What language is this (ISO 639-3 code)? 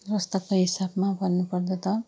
nep